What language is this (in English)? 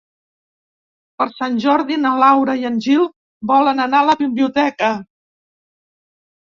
Catalan